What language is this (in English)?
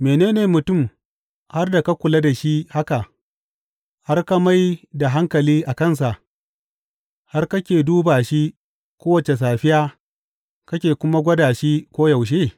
Hausa